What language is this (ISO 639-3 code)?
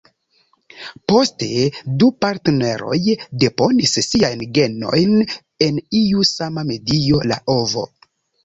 epo